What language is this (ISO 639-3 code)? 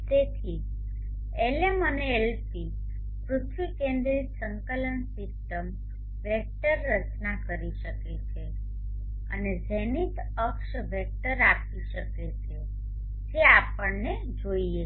guj